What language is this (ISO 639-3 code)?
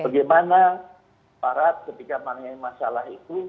ind